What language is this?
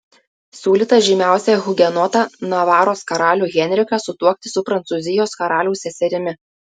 Lithuanian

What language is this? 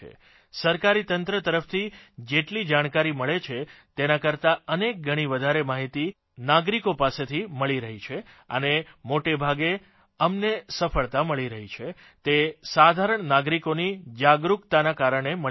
Gujarati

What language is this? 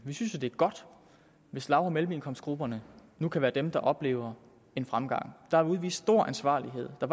Danish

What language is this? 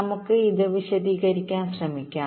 Malayalam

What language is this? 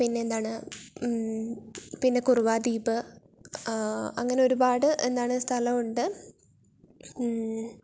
Malayalam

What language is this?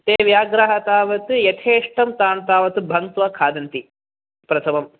Sanskrit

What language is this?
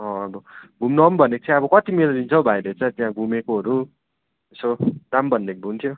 Nepali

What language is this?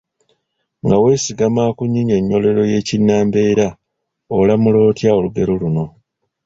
Ganda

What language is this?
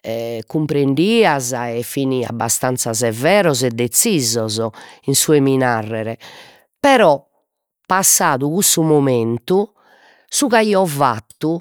Sardinian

